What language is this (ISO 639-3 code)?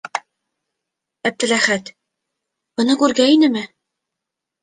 bak